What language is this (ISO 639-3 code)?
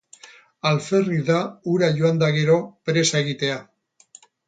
eus